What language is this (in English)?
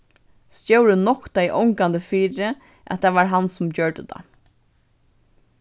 Faroese